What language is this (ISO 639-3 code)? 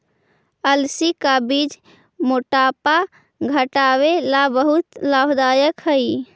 mag